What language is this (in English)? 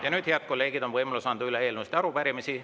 Estonian